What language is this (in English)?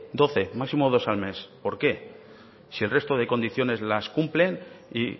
Spanish